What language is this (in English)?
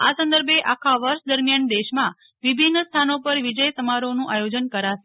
Gujarati